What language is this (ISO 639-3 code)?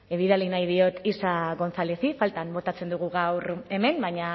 eus